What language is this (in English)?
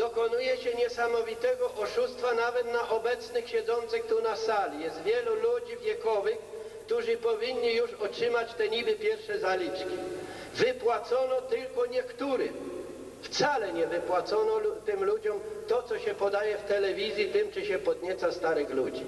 Polish